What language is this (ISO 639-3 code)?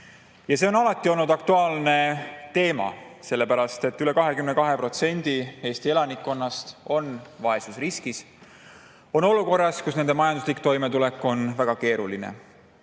est